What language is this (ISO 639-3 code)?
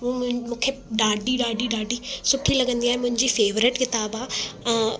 snd